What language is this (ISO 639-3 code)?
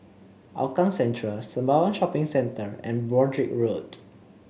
eng